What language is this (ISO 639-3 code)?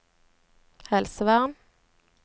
nor